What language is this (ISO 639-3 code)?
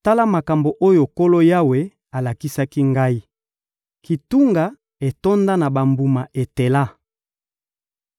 lin